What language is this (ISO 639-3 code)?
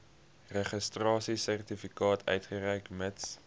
afr